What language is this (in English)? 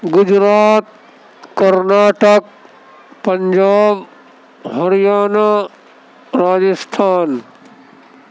Urdu